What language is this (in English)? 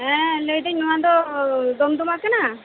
Santali